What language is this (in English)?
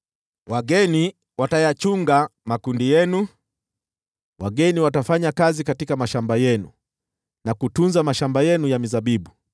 Swahili